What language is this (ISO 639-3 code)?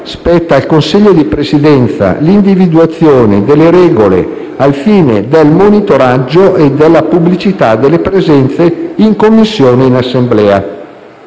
ita